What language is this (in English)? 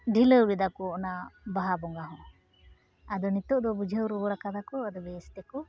Santali